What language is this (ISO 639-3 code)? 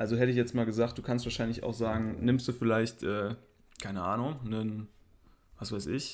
deu